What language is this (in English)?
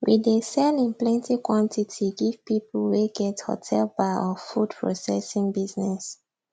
Nigerian Pidgin